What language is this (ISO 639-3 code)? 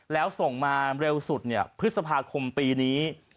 tha